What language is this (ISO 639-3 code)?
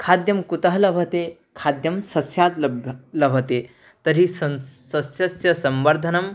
san